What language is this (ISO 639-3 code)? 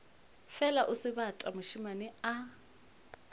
nso